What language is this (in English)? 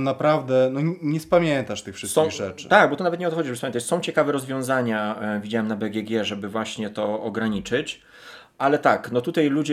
Polish